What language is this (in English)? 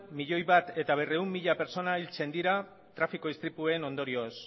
Basque